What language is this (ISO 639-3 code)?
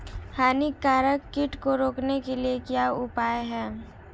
hin